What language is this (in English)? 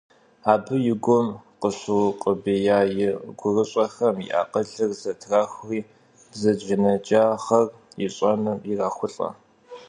Kabardian